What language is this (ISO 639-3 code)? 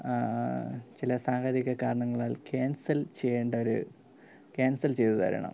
mal